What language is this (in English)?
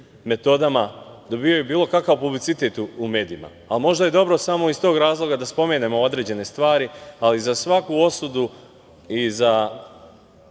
Serbian